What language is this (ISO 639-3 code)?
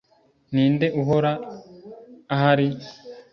kin